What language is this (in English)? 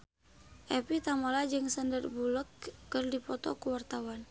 Sundanese